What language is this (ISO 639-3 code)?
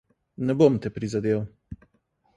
slv